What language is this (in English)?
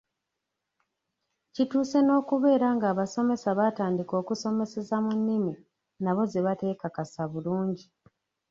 Ganda